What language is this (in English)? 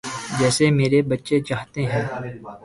Urdu